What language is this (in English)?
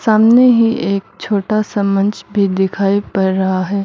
Hindi